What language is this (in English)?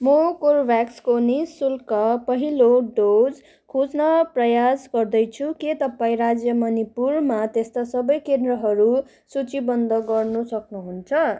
Nepali